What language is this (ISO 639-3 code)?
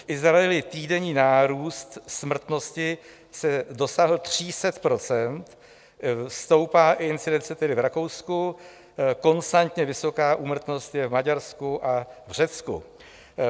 ces